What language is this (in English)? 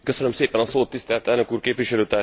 Hungarian